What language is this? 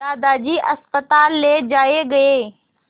Hindi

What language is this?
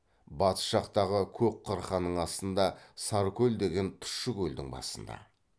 Kazakh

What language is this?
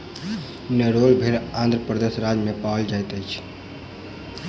Maithili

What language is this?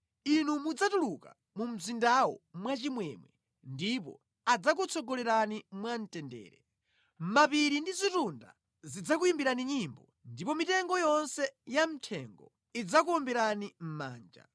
Nyanja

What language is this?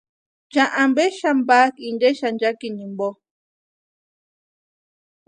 Western Highland Purepecha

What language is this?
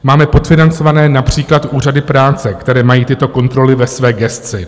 Czech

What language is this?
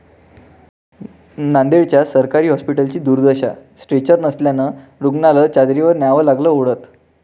Marathi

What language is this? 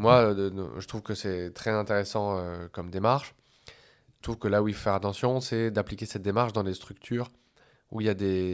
French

